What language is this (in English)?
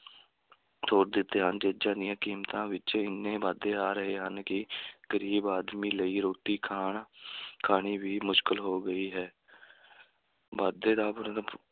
Punjabi